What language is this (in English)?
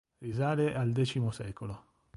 Italian